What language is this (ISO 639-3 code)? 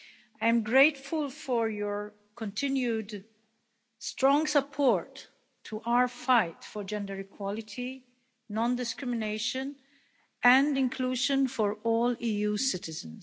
eng